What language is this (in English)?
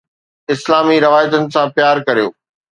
Sindhi